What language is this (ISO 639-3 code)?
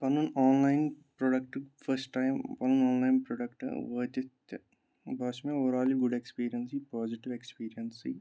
kas